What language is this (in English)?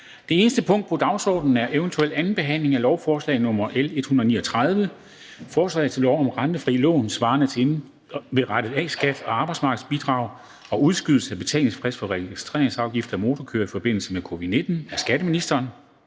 Danish